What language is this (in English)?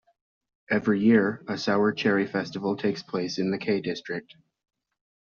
English